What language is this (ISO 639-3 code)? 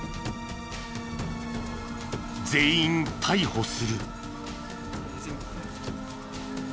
jpn